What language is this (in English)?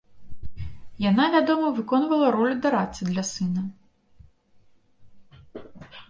Belarusian